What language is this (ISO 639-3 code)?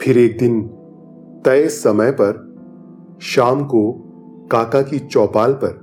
hin